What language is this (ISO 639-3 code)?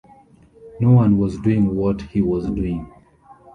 eng